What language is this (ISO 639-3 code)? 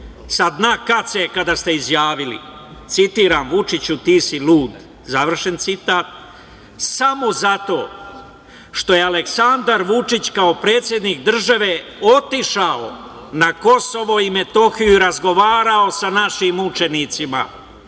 srp